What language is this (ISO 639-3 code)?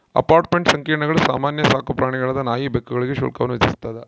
kan